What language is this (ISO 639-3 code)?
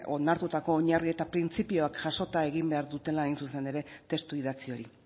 eus